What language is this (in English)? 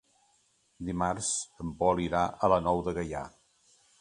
Catalan